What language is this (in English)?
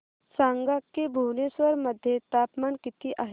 Marathi